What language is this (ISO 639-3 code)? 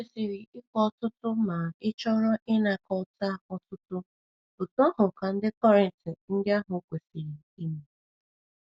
ibo